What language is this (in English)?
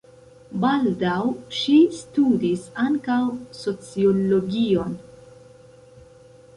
Esperanto